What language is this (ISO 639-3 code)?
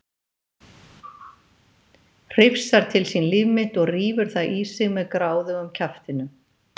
isl